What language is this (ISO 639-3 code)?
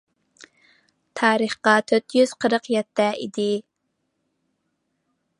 uig